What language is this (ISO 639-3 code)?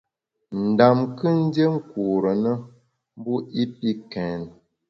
bax